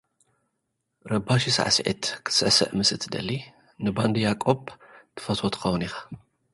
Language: Tigrinya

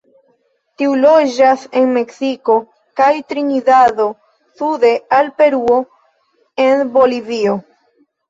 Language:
Esperanto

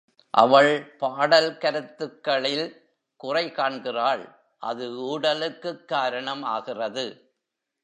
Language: Tamil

